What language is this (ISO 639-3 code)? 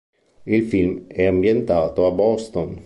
ita